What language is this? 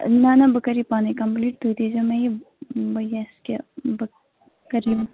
Kashmiri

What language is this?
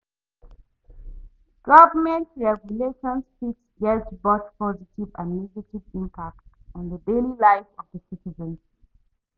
Nigerian Pidgin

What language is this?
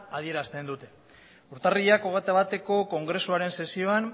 Basque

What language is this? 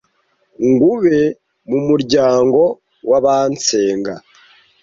Kinyarwanda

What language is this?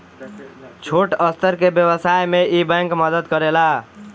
Bhojpuri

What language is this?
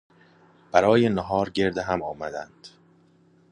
Persian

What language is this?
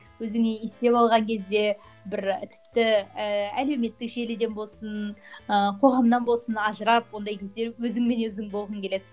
Kazakh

